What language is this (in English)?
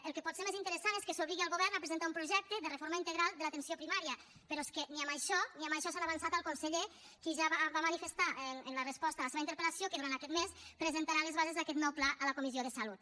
Catalan